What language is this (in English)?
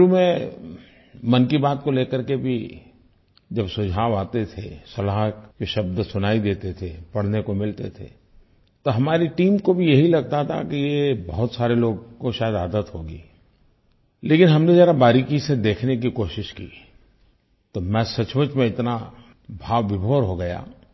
Hindi